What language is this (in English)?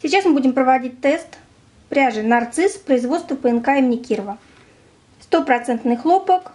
Russian